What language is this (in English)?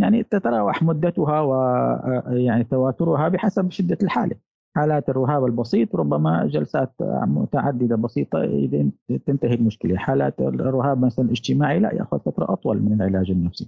Arabic